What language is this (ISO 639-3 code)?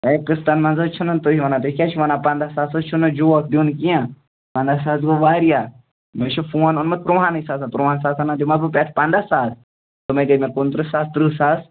kas